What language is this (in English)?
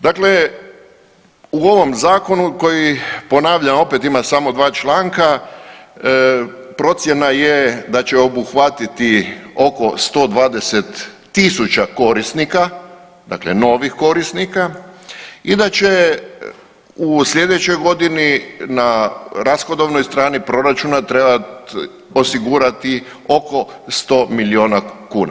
Croatian